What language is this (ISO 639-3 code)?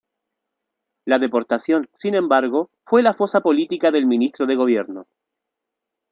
spa